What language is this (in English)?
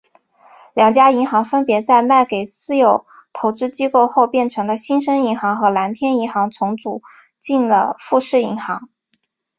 Chinese